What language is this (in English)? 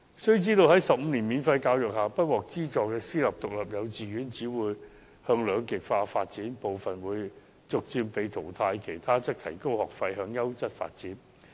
Cantonese